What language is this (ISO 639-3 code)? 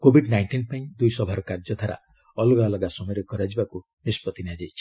ori